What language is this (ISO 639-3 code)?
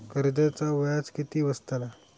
mar